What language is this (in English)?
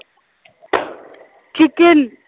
Punjabi